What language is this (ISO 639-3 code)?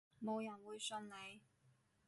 yue